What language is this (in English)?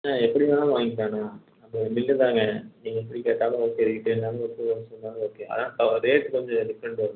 Tamil